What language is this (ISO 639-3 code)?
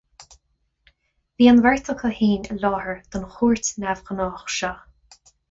gle